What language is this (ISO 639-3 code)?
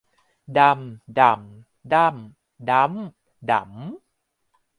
tha